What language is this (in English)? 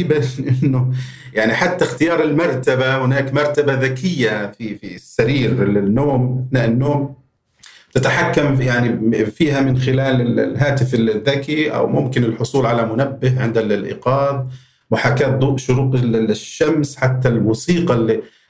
Arabic